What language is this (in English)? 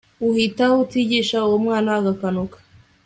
Kinyarwanda